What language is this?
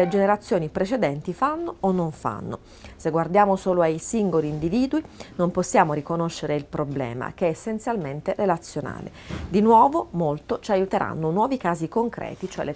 Italian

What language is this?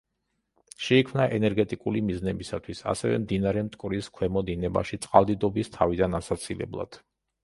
Georgian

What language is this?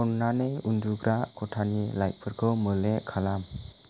Bodo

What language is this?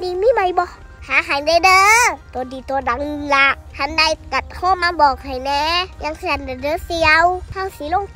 Thai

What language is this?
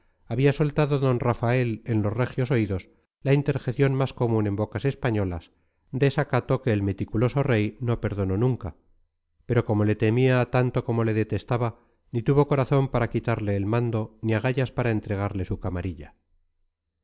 Spanish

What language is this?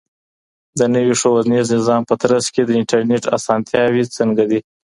Pashto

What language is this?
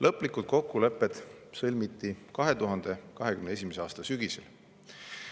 Estonian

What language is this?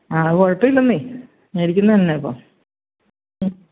Malayalam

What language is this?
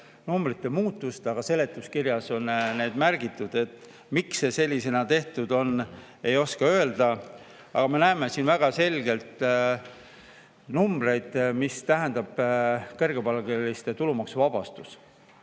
Estonian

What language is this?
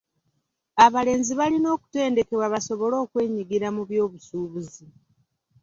Ganda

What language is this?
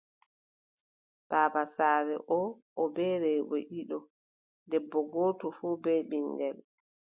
Adamawa Fulfulde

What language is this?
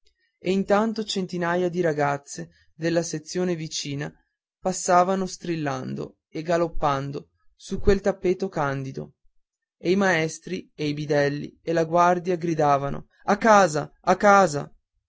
Italian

